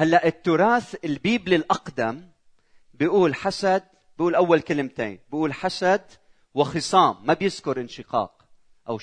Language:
Arabic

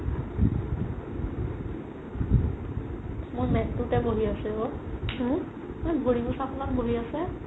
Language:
Assamese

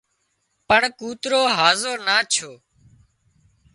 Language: Wadiyara Koli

